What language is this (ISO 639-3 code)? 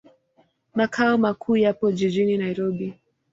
swa